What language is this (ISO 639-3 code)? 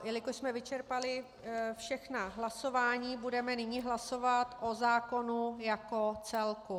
ces